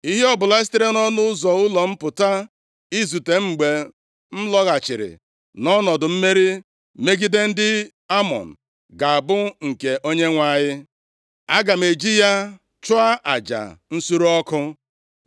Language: Igbo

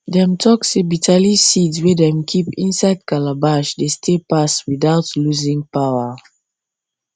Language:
Nigerian Pidgin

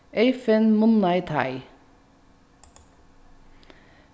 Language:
Faroese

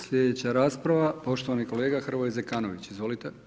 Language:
Croatian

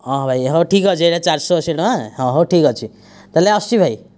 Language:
Odia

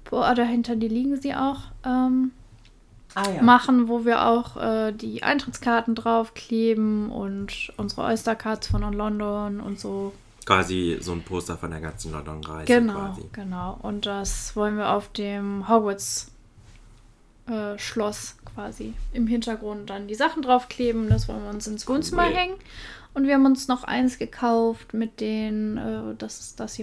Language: German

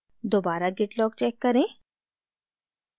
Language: Hindi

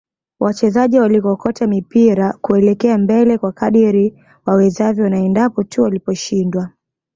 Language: Swahili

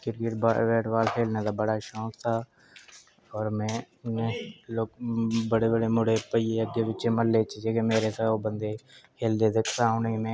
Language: Dogri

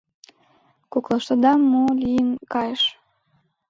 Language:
Mari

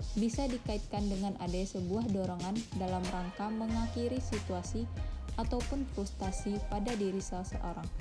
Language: Indonesian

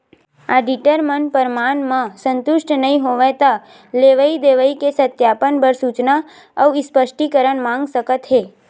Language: Chhattisgarhi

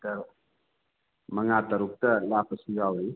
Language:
Manipuri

